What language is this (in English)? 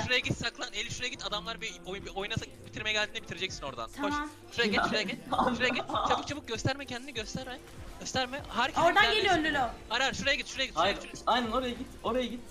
Turkish